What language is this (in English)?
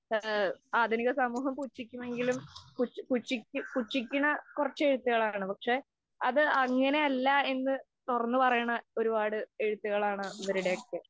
Malayalam